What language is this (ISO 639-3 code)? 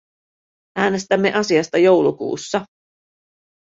fin